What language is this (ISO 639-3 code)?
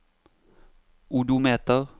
nor